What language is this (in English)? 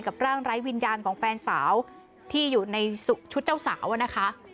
Thai